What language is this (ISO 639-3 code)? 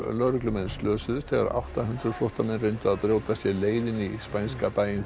isl